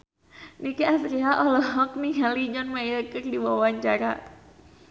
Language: Sundanese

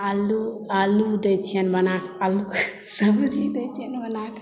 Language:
Maithili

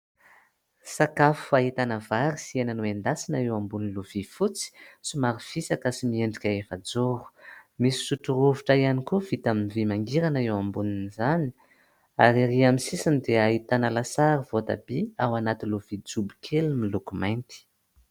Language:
Malagasy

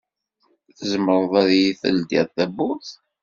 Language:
Kabyle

